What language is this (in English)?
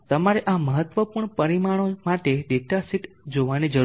Gujarati